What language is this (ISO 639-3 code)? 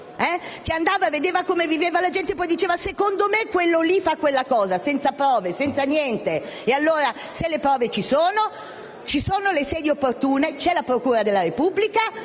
ita